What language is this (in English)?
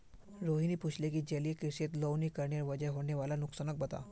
Magahi